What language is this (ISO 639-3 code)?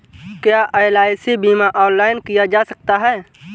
hin